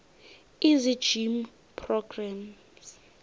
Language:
South Ndebele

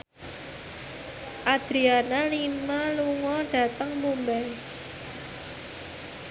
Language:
Javanese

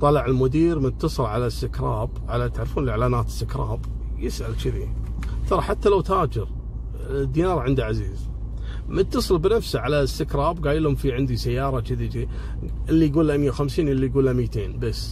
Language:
Arabic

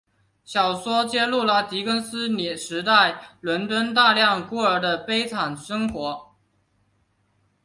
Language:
Chinese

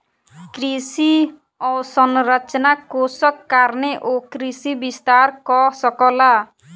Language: Maithili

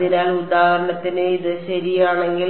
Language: Malayalam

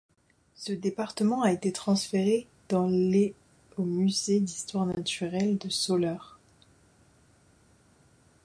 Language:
French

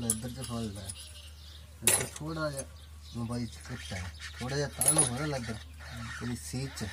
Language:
Spanish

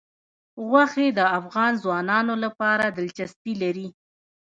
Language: Pashto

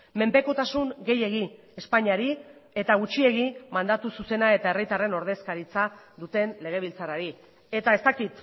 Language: Basque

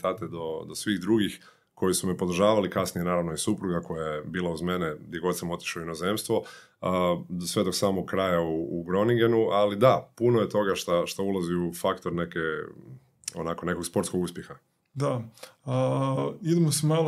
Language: Croatian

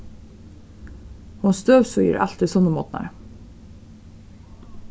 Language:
Faroese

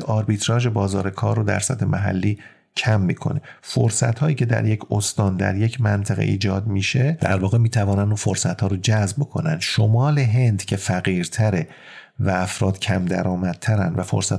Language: Persian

